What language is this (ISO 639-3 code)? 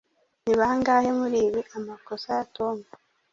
kin